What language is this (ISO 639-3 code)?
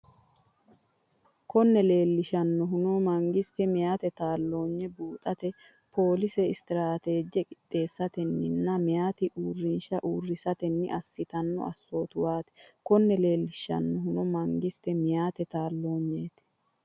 sid